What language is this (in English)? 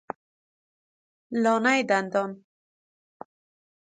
Persian